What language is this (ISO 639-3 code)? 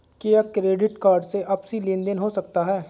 hin